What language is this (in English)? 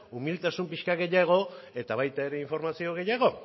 Basque